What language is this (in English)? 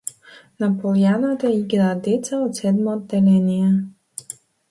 Macedonian